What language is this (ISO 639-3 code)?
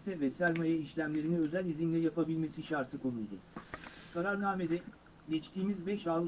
tur